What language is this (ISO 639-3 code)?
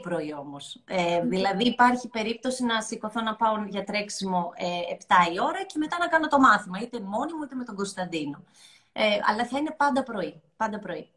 ell